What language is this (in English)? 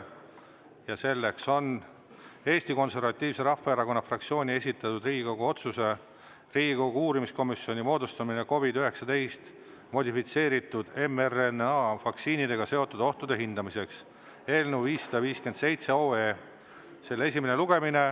Estonian